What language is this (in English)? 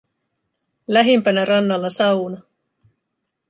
Finnish